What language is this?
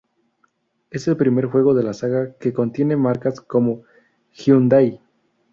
Spanish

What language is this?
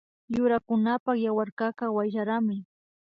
Imbabura Highland Quichua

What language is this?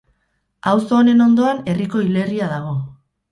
Basque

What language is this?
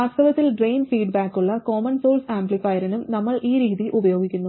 Malayalam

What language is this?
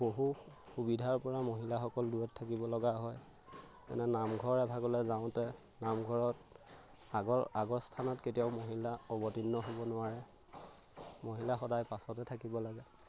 Assamese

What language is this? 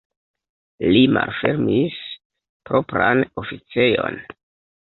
Esperanto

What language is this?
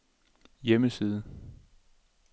Danish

